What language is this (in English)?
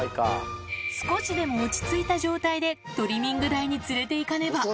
Japanese